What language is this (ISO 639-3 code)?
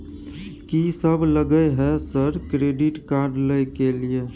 mai